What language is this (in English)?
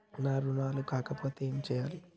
Telugu